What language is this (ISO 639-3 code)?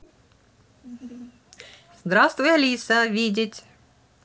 rus